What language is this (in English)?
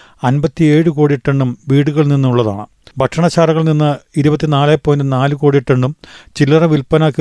Malayalam